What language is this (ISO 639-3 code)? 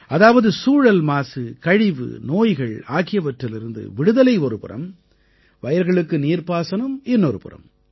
tam